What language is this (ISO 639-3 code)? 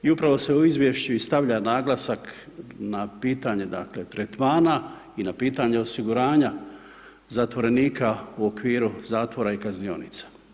hrv